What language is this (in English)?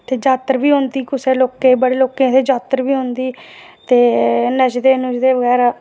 Dogri